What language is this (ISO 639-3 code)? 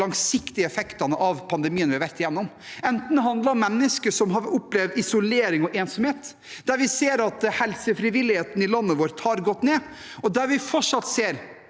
nor